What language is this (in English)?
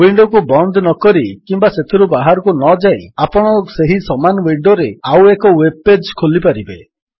Odia